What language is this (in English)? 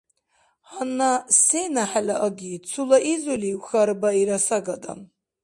Dargwa